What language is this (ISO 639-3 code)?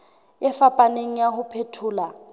sot